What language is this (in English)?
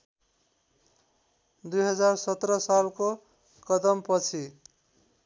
Nepali